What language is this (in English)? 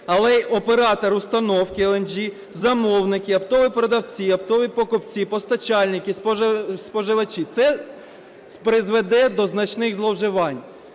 Ukrainian